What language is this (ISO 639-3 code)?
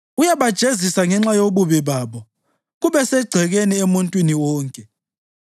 nde